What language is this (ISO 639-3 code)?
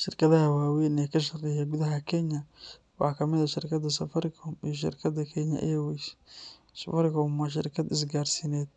som